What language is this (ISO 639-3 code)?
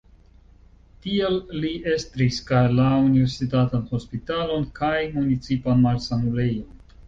epo